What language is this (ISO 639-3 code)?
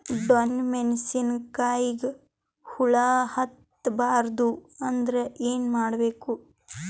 kan